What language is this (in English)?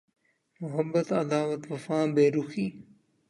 Urdu